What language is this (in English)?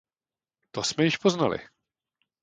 Czech